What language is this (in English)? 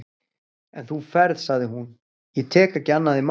Icelandic